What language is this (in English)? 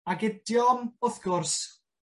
Welsh